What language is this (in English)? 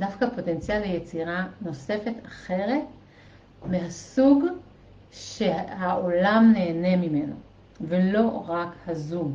Hebrew